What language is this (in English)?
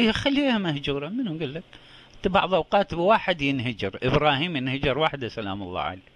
Arabic